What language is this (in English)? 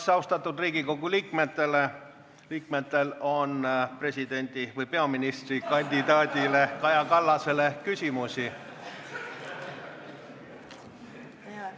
Estonian